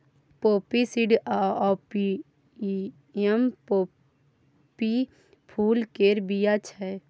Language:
Maithili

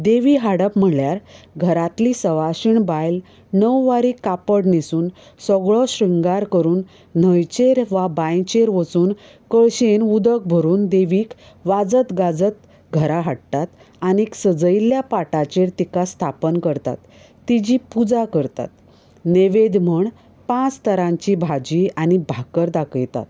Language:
Konkani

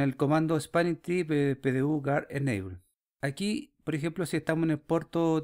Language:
Spanish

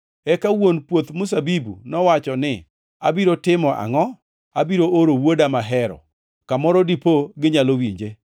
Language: Luo (Kenya and Tanzania)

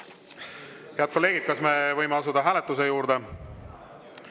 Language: Estonian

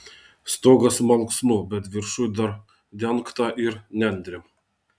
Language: Lithuanian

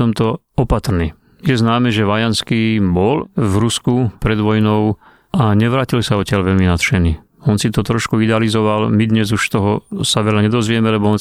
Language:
Slovak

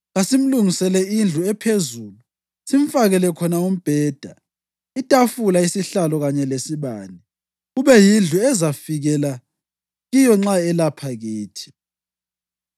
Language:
North Ndebele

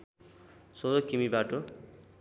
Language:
Nepali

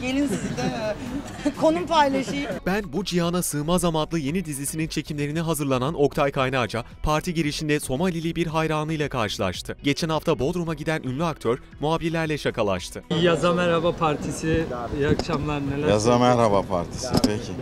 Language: Turkish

